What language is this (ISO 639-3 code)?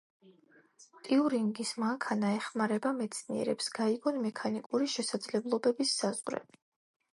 kat